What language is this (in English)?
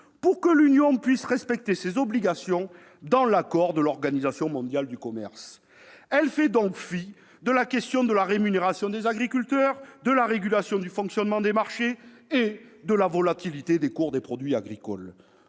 French